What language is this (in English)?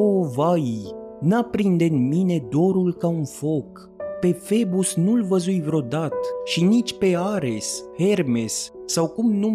Romanian